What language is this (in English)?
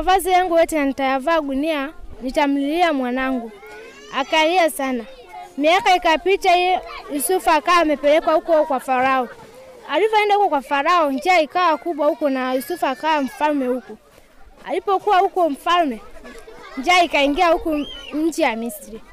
Swahili